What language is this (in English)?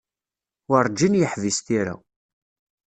Kabyle